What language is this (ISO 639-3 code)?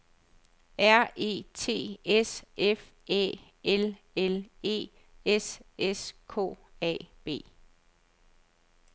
dan